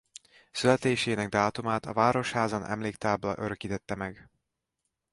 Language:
Hungarian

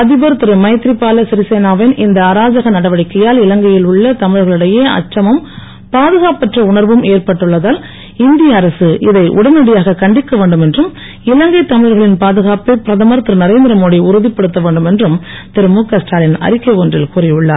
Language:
Tamil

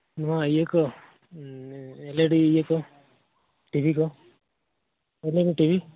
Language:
Santali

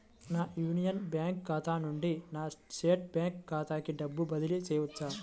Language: Telugu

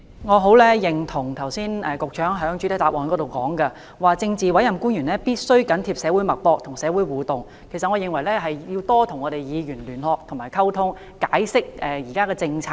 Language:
Cantonese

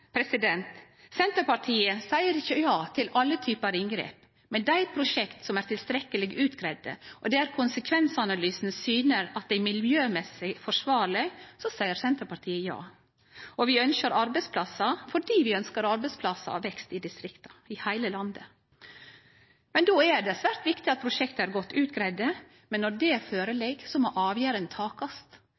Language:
Norwegian Nynorsk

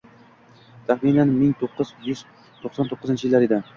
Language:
Uzbek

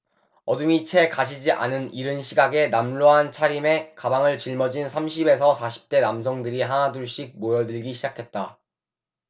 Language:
Korean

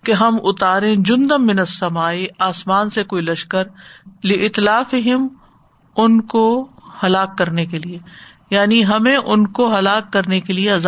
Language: Urdu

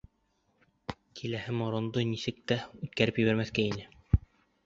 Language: Bashkir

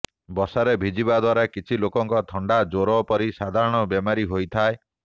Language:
Odia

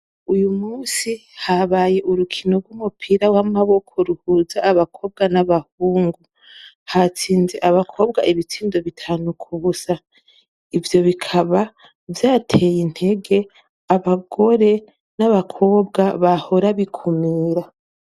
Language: Rundi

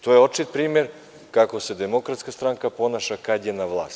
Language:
Serbian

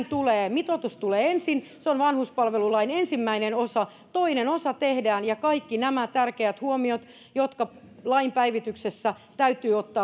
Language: Finnish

